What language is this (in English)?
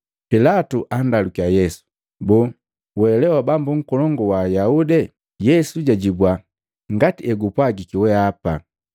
Matengo